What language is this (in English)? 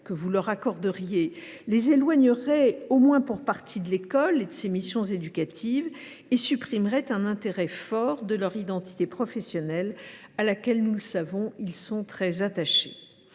French